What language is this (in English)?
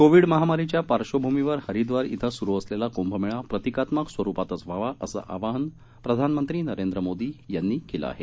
Marathi